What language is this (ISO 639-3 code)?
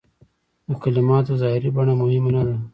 pus